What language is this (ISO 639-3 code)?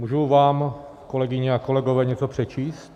ces